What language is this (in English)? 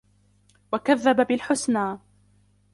Arabic